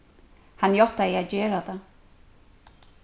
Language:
Faroese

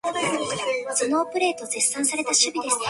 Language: Chinese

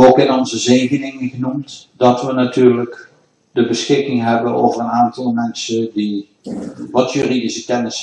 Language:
Dutch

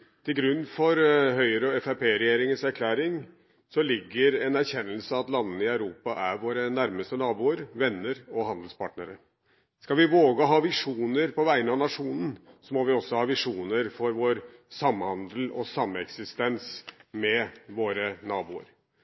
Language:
Norwegian Bokmål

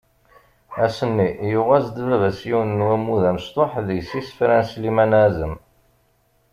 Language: Kabyle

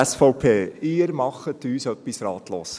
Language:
Swiss German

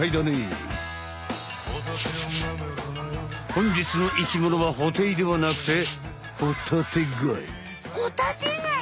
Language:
Japanese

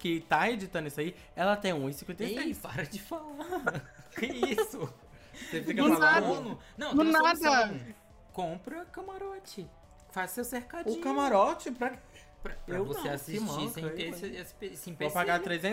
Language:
Portuguese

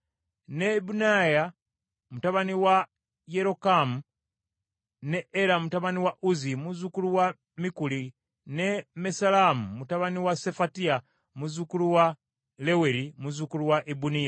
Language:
Ganda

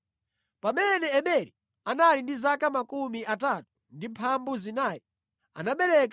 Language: Nyanja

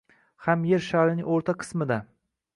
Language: Uzbek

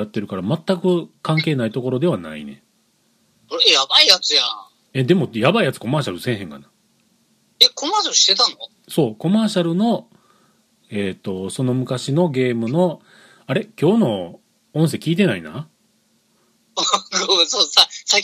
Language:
Japanese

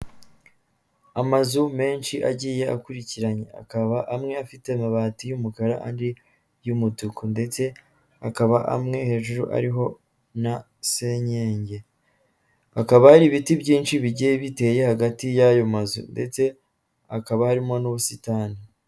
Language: Kinyarwanda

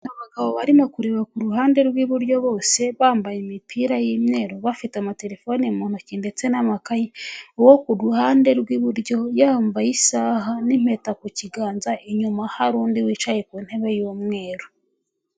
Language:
Kinyarwanda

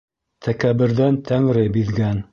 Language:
Bashkir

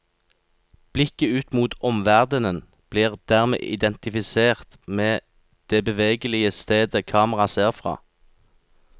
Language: Norwegian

